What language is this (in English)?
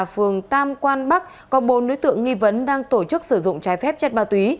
Vietnamese